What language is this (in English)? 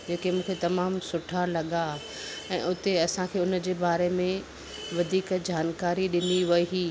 Sindhi